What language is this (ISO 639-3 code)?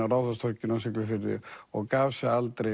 isl